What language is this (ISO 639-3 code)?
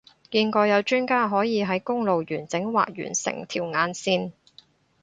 yue